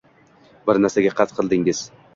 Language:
Uzbek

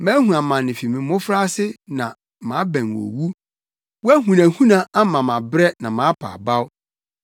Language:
Akan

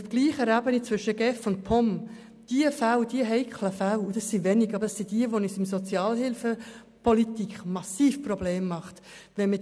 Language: Swiss German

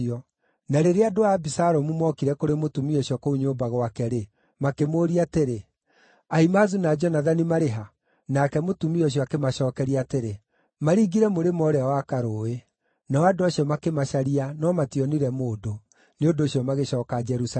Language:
Kikuyu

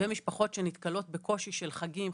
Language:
Hebrew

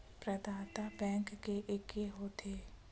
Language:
Chhattisgarhi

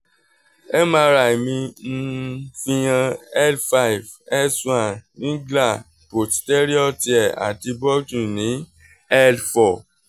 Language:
Yoruba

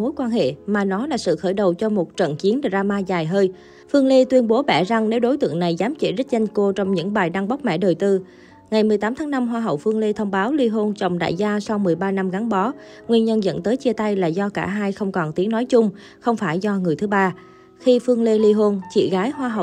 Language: Vietnamese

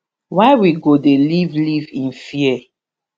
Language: Nigerian Pidgin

